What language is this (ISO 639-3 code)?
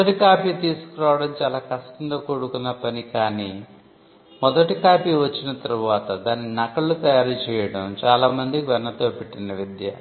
tel